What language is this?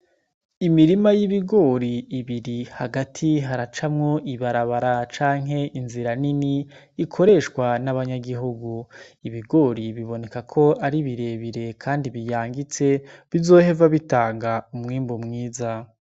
Rundi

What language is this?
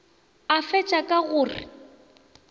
Northern Sotho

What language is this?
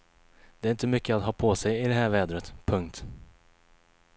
Swedish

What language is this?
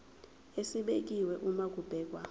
Zulu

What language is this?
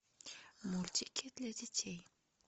Russian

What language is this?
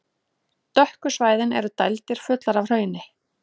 Icelandic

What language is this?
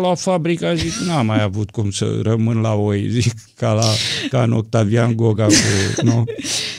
Romanian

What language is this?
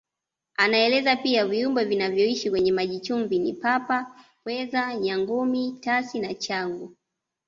Swahili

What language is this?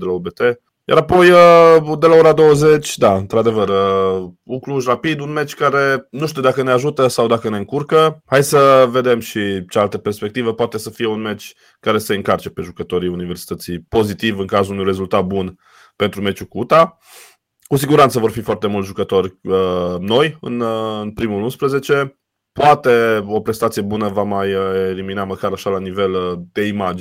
Romanian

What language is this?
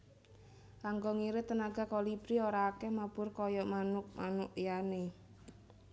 Javanese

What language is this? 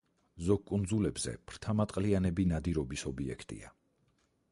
Georgian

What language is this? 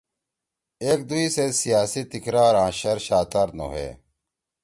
Torwali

